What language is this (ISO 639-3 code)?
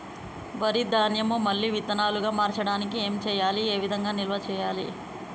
tel